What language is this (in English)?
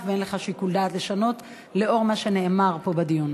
Hebrew